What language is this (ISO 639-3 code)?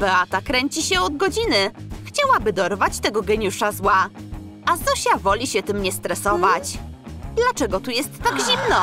pol